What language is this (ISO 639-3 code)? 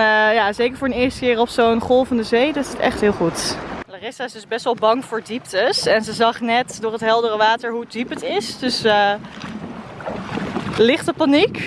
nld